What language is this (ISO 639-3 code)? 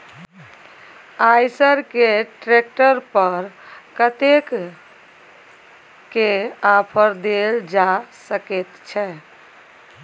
mai